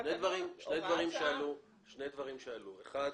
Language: Hebrew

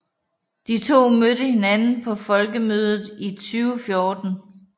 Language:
Danish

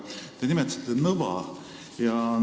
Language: Estonian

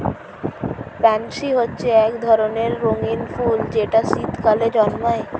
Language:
Bangla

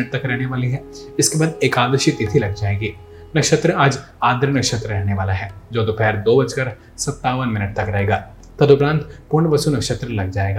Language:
Hindi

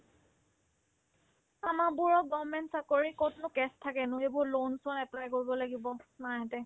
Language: Assamese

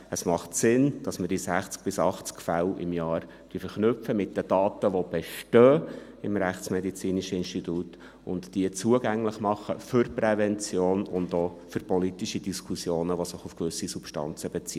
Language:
Swiss German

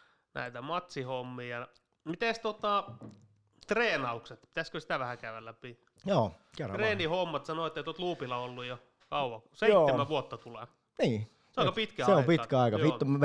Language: Finnish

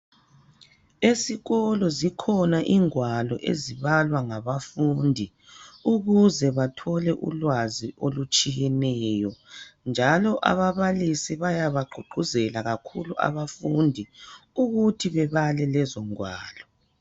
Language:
North Ndebele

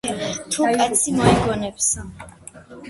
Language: Georgian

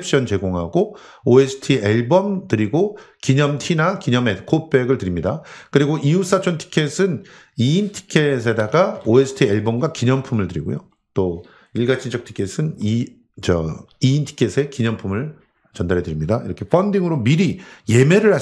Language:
Korean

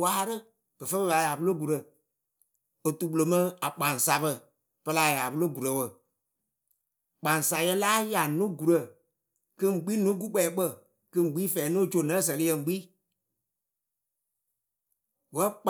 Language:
Akebu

